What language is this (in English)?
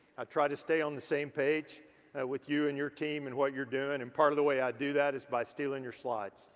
English